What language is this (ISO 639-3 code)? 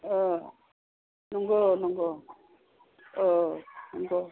brx